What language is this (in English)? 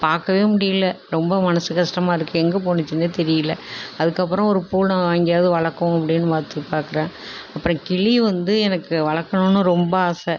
Tamil